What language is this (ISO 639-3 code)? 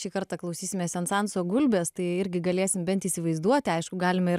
lit